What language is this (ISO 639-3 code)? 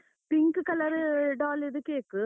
kan